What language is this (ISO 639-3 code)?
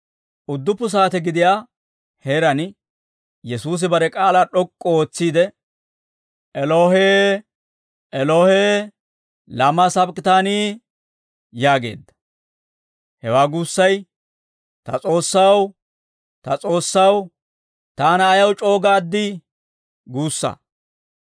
dwr